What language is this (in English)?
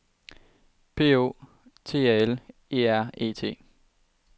Danish